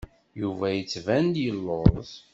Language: Kabyle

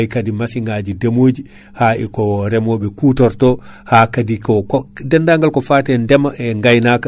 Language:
Fula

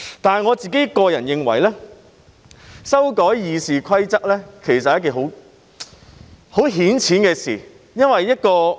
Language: Cantonese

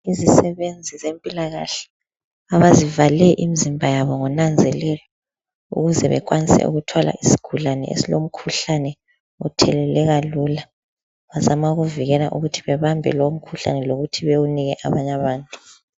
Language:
North Ndebele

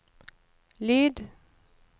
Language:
Norwegian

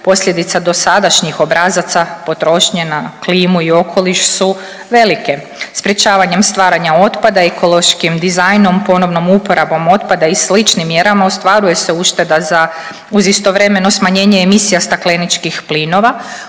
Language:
Croatian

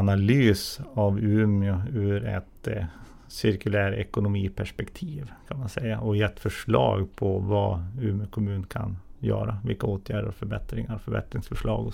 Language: Swedish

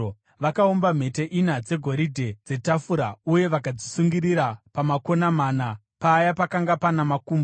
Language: Shona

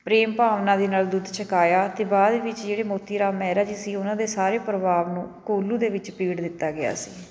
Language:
Punjabi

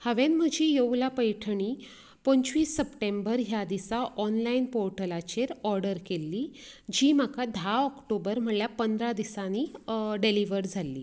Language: Konkani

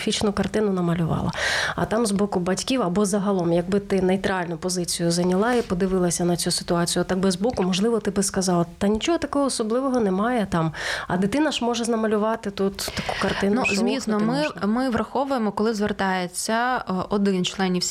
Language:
Ukrainian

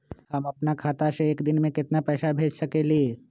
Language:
Magahi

